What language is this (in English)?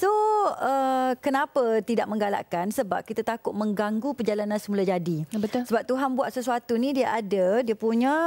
Malay